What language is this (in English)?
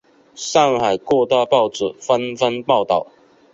Chinese